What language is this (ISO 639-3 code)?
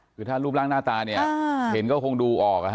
tha